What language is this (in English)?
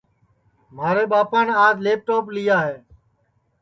Sansi